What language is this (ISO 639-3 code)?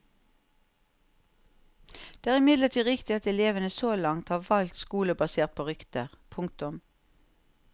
nor